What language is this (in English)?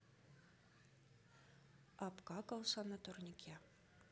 Russian